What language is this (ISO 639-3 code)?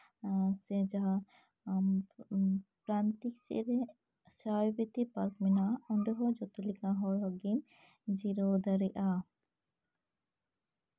sat